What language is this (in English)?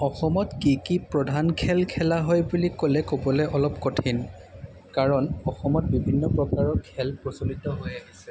Assamese